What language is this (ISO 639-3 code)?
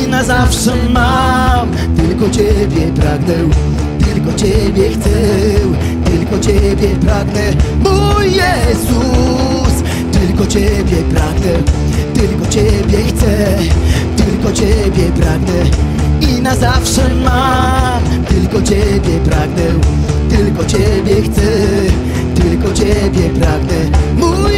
pol